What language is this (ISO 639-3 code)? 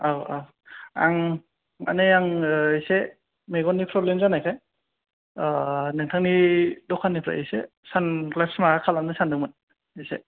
brx